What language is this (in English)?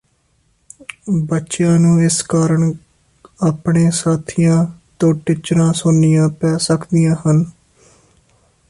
Punjabi